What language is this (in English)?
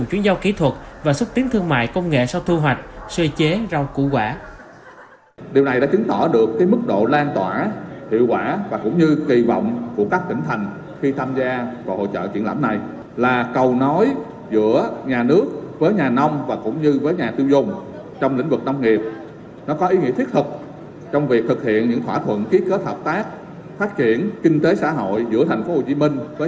Vietnamese